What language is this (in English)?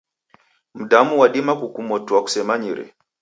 Taita